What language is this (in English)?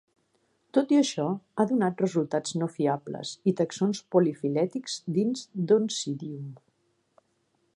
Catalan